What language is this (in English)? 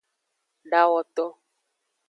Aja (Benin)